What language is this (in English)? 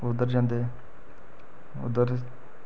Dogri